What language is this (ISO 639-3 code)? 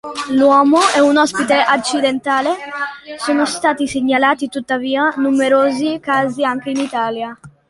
ita